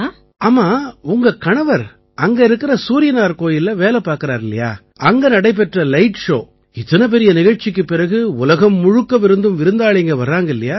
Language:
Tamil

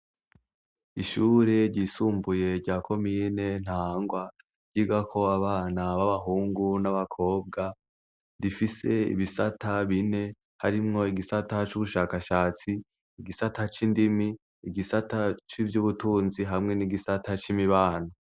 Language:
Rundi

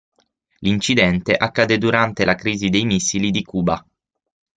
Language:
Italian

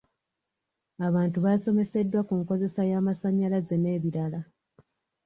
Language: Ganda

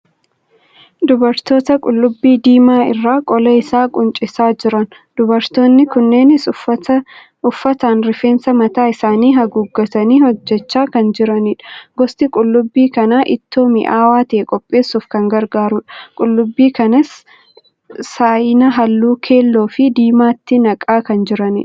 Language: Oromo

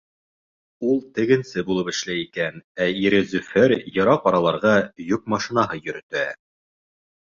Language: Bashkir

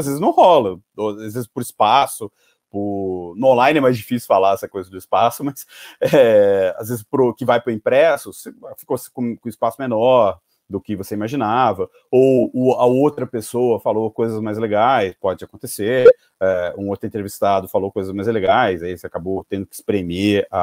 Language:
Portuguese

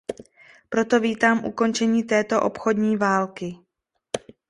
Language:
Czech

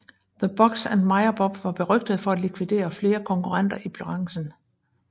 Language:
Danish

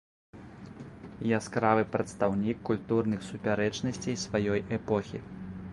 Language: Belarusian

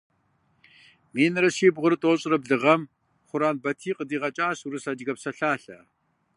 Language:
Kabardian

